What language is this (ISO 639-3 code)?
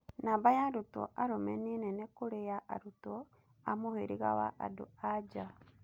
kik